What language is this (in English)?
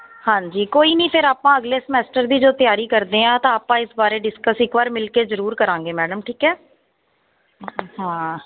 Punjabi